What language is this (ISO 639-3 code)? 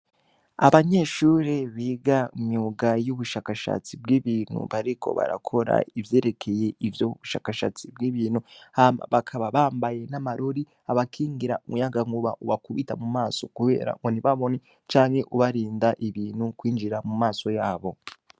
run